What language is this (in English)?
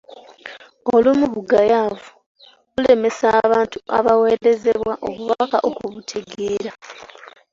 Ganda